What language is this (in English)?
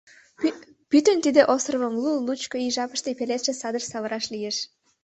Mari